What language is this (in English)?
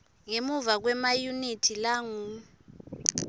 Swati